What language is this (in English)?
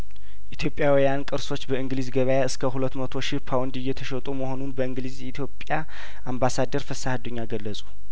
Amharic